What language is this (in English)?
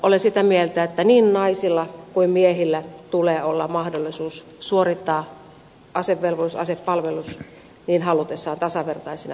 Finnish